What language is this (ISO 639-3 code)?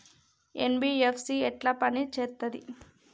tel